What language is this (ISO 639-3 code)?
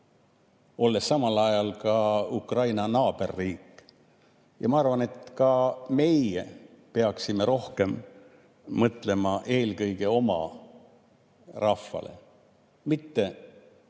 est